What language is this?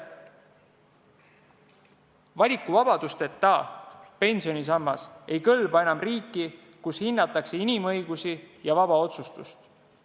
Estonian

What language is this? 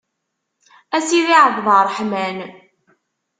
Kabyle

